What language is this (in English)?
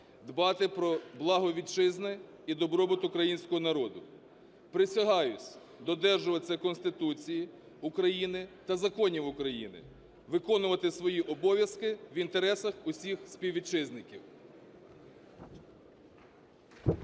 Ukrainian